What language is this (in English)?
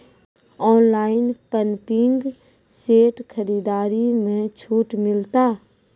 Maithili